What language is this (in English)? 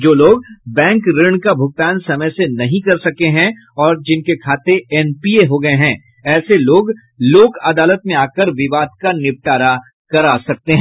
Hindi